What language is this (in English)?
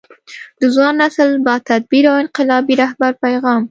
Pashto